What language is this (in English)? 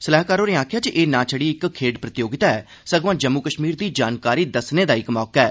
Dogri